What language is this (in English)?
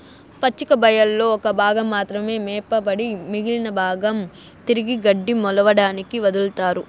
Telugu